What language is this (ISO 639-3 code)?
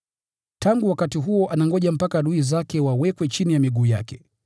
swa